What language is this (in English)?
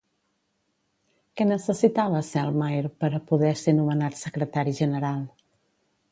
Catalan